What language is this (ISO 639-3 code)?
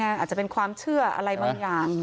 tha